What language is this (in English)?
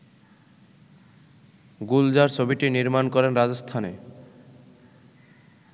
Bangla